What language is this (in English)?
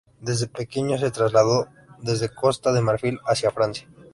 Spanish